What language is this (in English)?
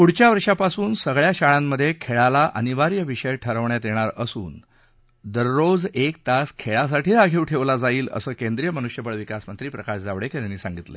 Marathi